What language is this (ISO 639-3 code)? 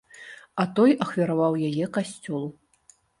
bel